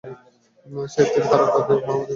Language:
Bangla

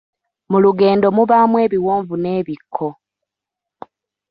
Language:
Ganda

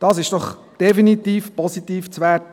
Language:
Swiss German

